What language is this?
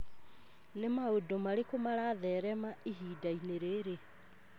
Kikuyu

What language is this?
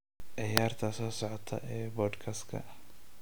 Somali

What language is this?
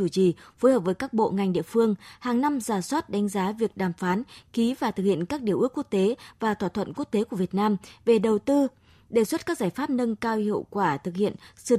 Vietnamese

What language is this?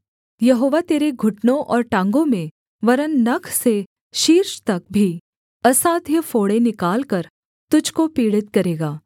Hindi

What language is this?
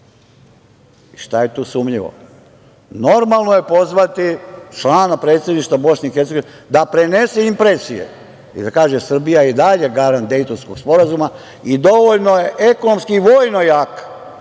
Serbian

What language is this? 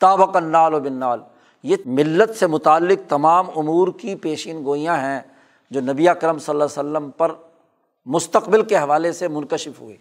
Urdu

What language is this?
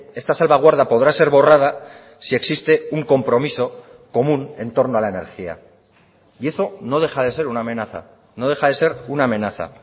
Spanish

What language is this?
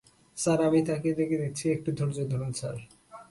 Bangla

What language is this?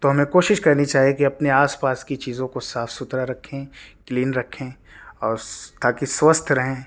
Urdu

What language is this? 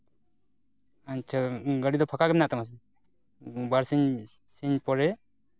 Santali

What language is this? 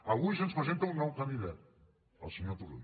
Catalan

